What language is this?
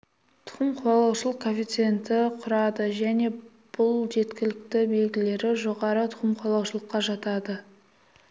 Kazakh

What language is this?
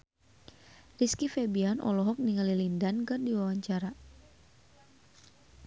Sundanese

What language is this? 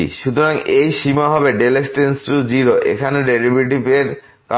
Bangla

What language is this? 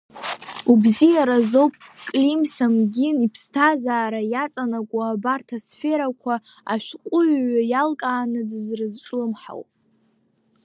Abkhazian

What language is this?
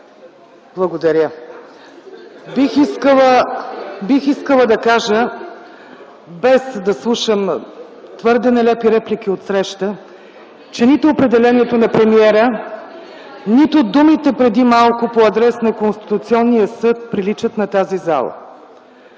Bulgarian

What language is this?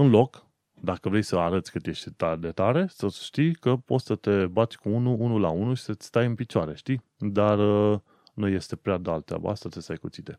Romanian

